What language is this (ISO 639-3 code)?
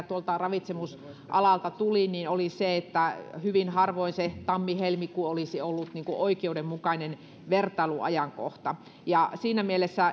fin